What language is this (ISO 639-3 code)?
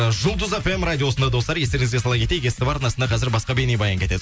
kaz